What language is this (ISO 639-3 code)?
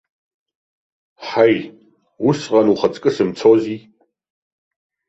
abk